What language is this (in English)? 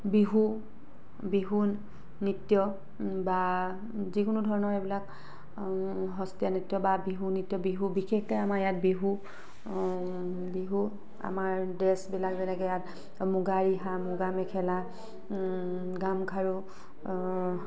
Assamese